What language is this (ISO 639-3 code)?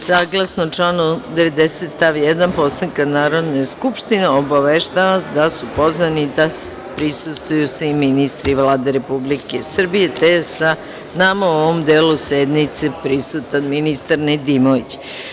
srp